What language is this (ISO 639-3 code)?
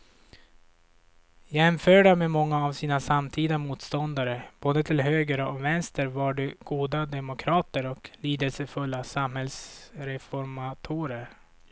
swe